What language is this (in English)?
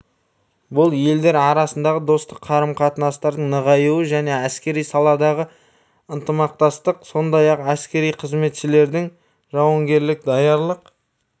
Kazakh